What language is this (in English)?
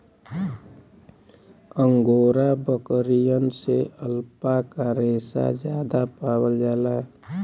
Bhojpuri